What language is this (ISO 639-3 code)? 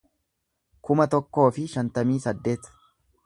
orm